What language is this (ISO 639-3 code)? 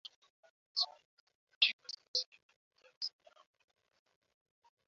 swa